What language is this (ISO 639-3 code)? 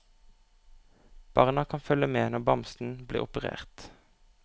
nor